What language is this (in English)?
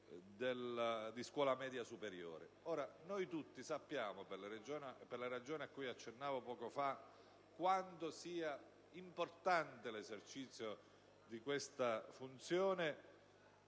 Italian